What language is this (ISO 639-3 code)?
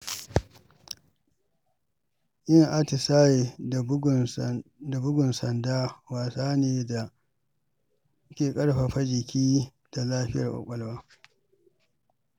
hau